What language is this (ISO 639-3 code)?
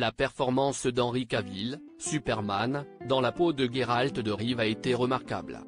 fra